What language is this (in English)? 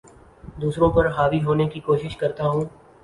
Urdu